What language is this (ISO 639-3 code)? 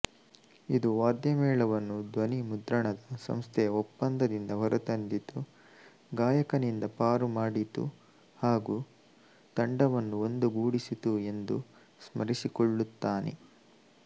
kan